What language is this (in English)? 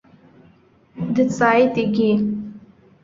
Abkhazian